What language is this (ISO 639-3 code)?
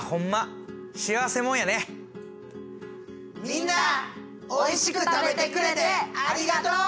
jpn